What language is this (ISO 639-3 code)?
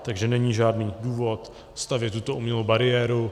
ces